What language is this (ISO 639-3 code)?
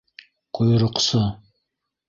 bak